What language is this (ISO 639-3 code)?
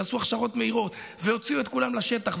heb